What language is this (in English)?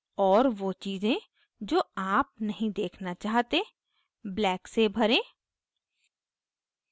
Hindi